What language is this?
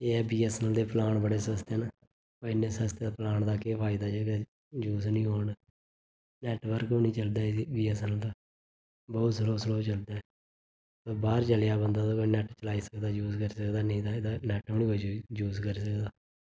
Dogri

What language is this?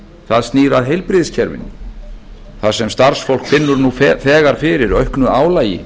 Icelandic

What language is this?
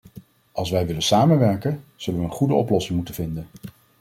Dutch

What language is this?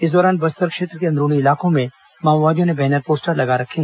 Hindi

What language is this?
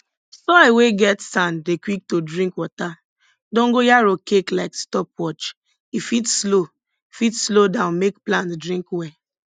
Nigerian Pidgin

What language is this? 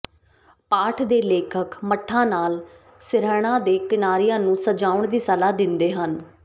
Punjabi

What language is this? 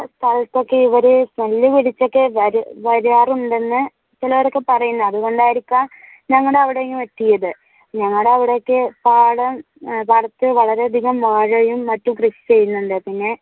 Malayalam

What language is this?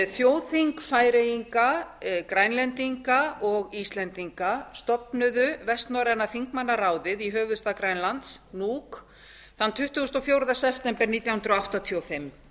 Icelandic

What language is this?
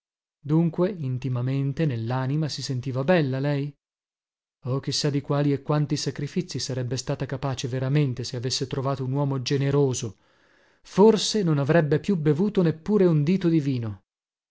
Italian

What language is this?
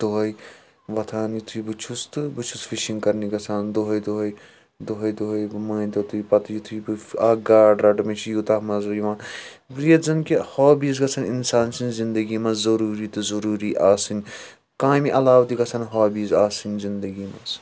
Kashmiri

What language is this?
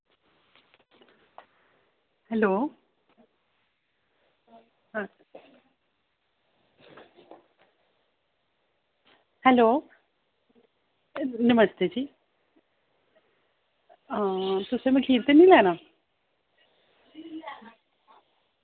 Dogri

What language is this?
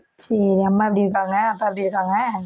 Tamil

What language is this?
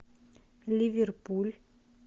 Russian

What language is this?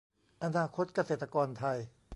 Thai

